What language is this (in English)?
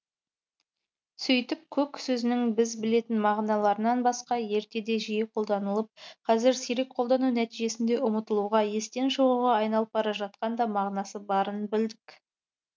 Kazakh